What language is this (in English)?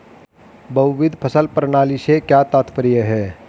Hindi